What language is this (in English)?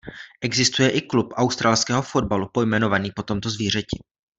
Czech